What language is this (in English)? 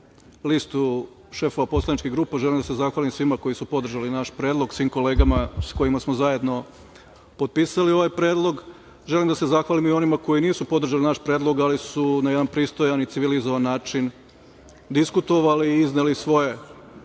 Serbian